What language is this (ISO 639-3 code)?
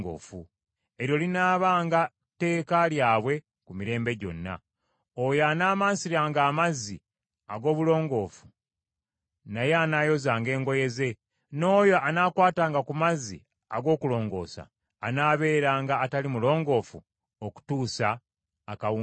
lug